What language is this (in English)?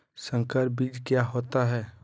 Magahi